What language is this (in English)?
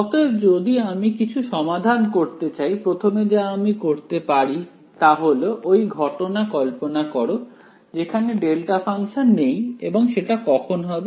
Bangla